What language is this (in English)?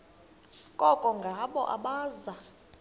Xhosa